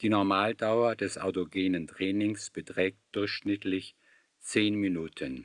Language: German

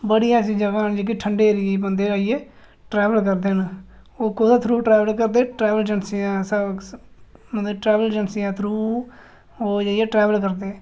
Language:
Dogri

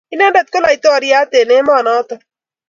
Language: Kalenjin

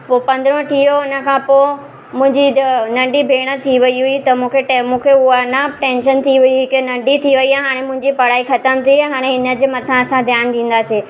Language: Sindhi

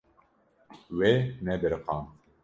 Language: Kurdish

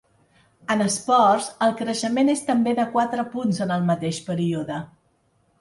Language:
Catalan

